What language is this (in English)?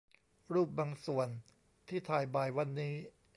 Thai